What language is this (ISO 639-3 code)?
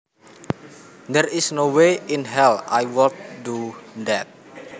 jav